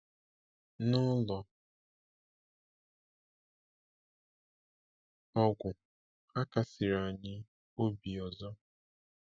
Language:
Igbo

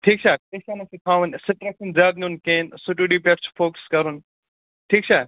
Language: Kashmiri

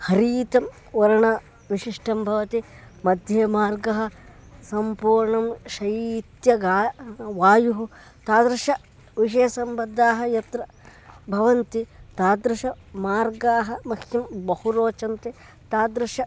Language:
Sanskrit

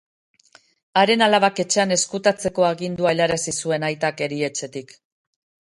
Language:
Basque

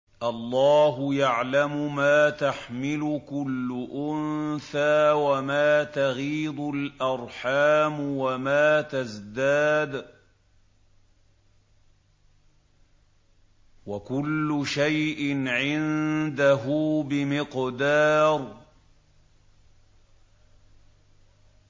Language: Arabic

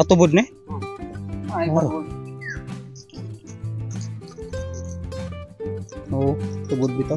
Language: Filipino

